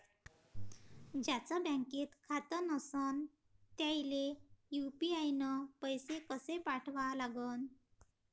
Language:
Marathi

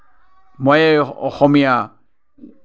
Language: Assamese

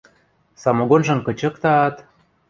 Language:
Western Mari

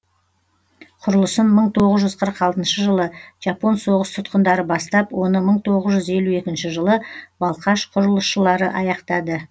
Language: Kazakh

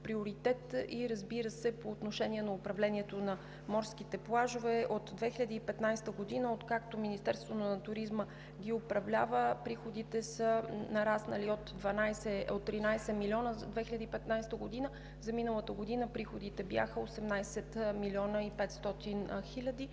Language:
Bulgarian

